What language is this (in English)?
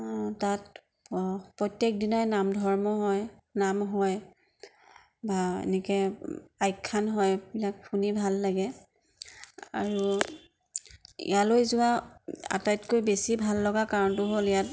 Assamese